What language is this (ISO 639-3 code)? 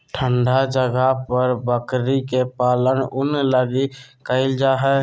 mag